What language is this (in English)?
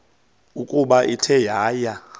Xhosa